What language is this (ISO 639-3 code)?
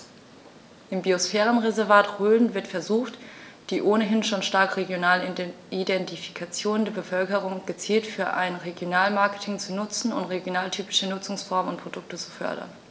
deu